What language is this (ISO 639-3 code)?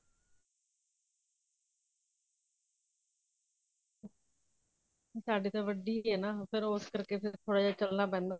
pan